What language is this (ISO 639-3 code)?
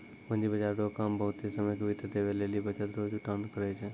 mai